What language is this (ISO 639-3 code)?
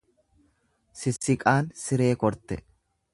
orm